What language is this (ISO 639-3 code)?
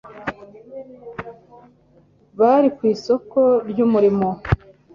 kin